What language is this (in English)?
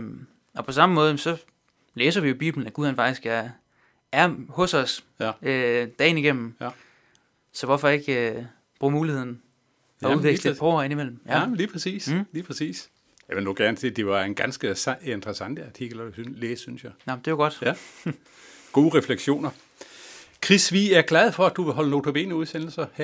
Danish